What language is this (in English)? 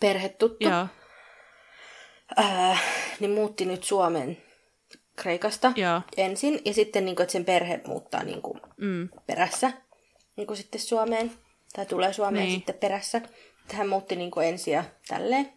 Finnish